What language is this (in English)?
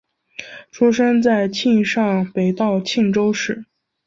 Chinese